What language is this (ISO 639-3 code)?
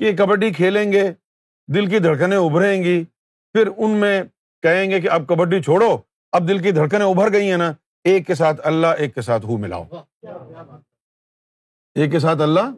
urd